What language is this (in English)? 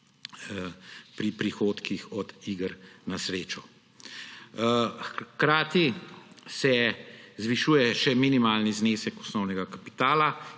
Slovenian